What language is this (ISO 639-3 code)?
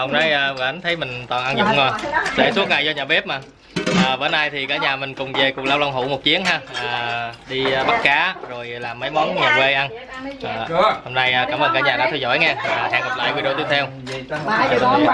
vie